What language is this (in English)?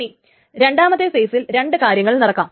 Malayalam